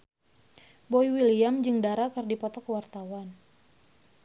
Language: Sundanese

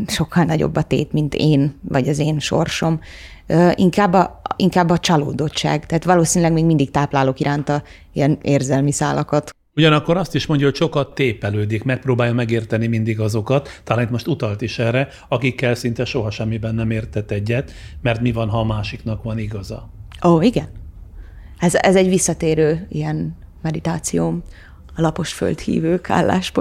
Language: Hungarian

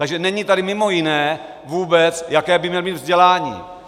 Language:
Czech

